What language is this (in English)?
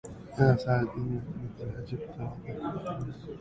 Arabic